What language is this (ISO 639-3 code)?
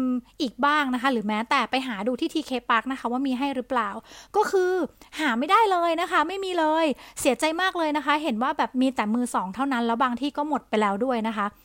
tha